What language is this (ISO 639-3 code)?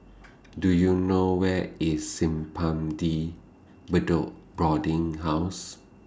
eng